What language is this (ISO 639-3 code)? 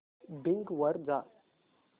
mar